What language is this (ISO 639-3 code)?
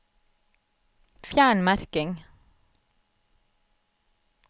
nor